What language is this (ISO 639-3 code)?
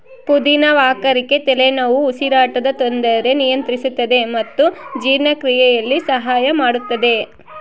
kan